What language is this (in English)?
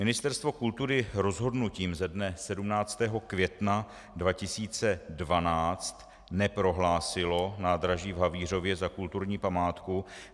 Czech